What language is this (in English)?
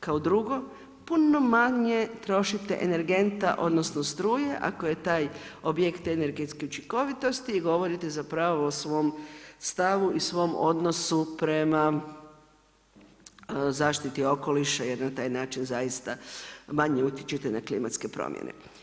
Croatian